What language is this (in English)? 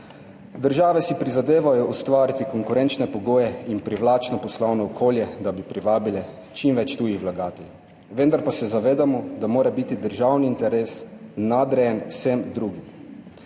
Slovenian